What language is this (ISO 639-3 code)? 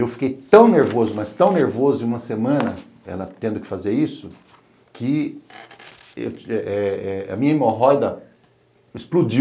por